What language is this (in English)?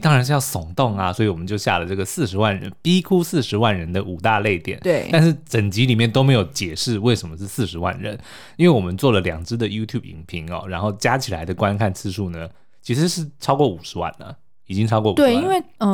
Chinese